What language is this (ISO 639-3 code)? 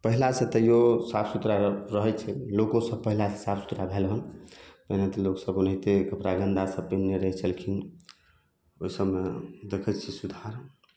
mai